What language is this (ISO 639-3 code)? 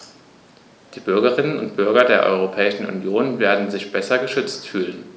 deu